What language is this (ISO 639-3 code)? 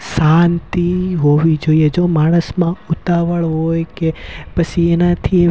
guj